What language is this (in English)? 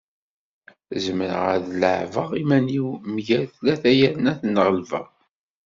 Kabyle